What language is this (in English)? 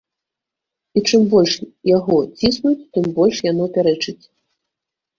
Belarusian